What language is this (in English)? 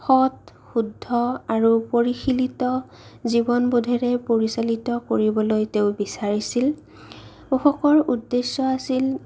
Assamese